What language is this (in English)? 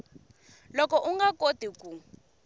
Tsonga